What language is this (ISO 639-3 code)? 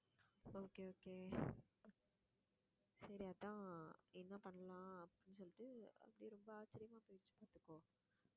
tam